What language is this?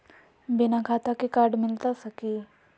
Magahi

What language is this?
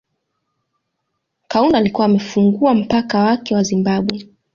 Swahili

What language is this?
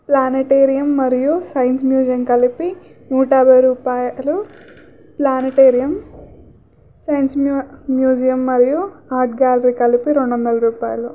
Telugu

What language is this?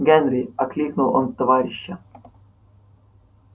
Russian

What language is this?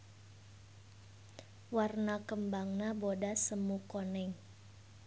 Sundanese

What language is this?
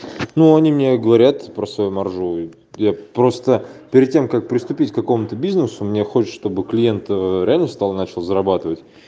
Russian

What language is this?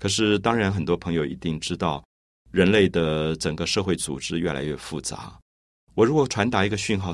Chinese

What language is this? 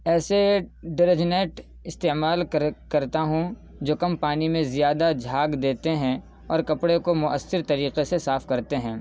Urdu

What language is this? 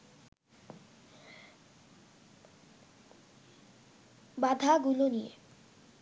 Bangla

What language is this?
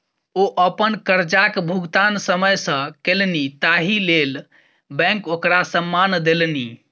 Maithili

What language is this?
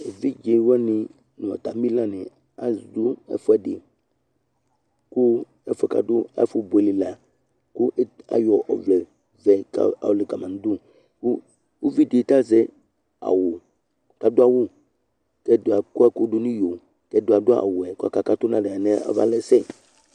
Ikposo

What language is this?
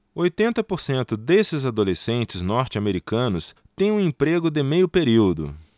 Portuguese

